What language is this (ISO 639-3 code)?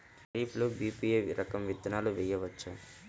tel